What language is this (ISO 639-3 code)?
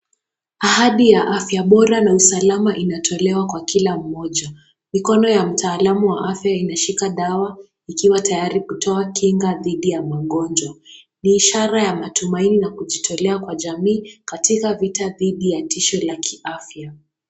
swa